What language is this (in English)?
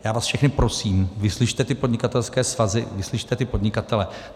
Czech